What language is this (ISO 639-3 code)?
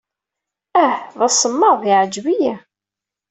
kab